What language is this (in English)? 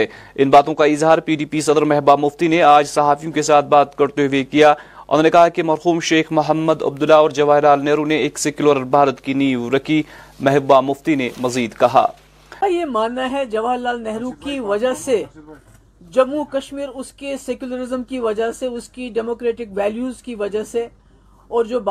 Urdu